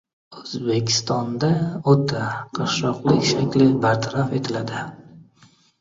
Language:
Uzbek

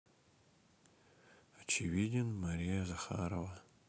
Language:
Russian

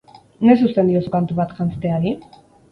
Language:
Basque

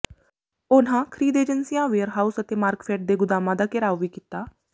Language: Punjabi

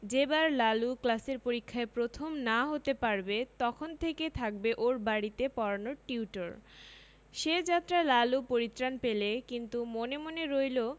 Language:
Bangla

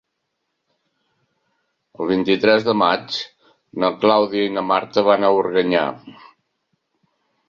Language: Catalan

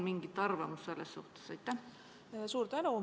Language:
Estonian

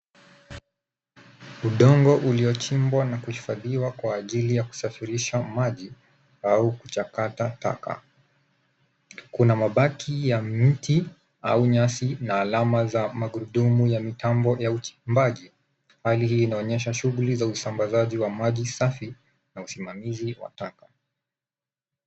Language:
Swahili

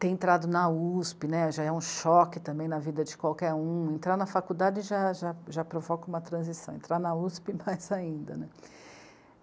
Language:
Portuguese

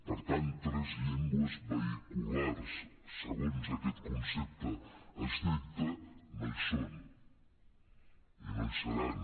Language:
Catalan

